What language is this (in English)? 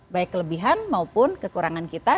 Indonesian